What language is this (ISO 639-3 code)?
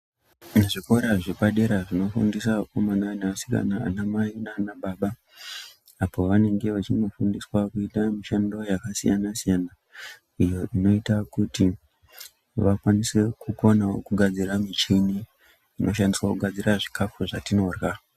ndc